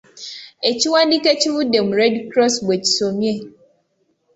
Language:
Ganda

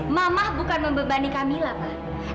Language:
Indonesian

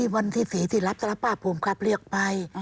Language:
Thai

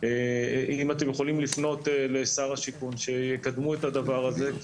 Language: Hebrew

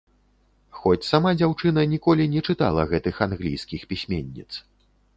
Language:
Belarusian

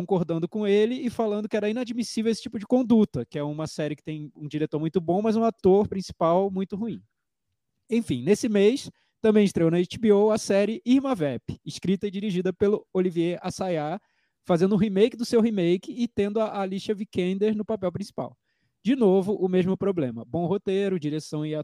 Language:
Portuguese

